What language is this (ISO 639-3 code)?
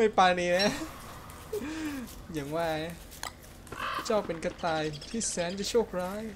tha